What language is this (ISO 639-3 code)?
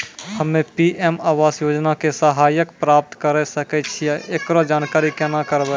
mai